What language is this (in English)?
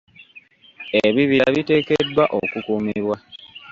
Ganda